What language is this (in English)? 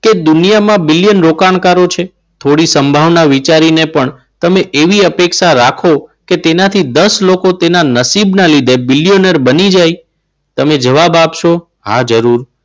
Gujarati